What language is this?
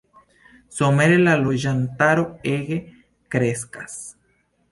Esperanto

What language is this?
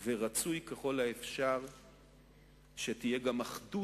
Hebrew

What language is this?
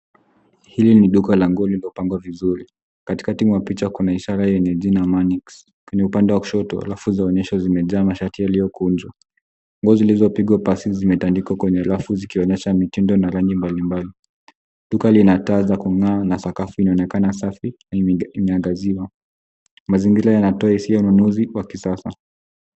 Swahili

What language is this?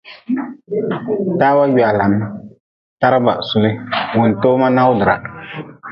Nawdm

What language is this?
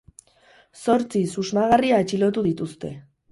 Basque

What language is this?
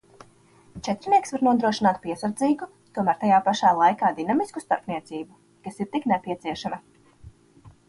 Latvian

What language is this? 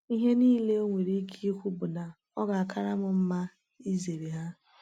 Igbo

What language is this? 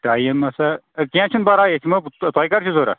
Kashmiri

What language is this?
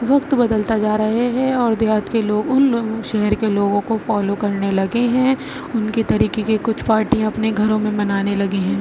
Urdu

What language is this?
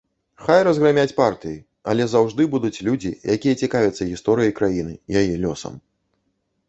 Belarusian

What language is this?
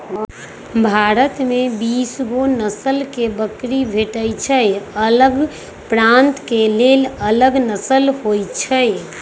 Magahi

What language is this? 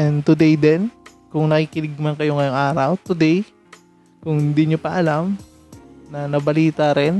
Filipino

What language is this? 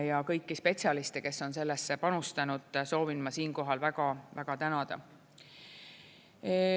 Estonian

